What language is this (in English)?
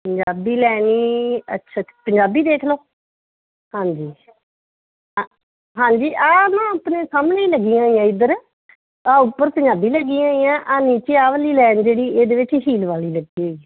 Punjabi